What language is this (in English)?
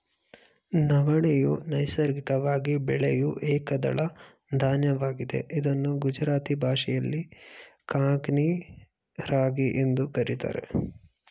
Kannada